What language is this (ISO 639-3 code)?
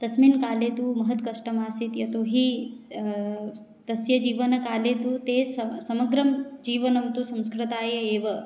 san